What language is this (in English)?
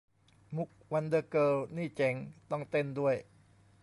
Thai